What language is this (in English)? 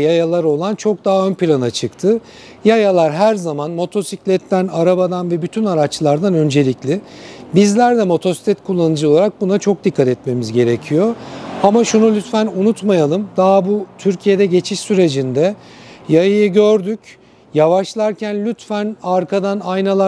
Turkish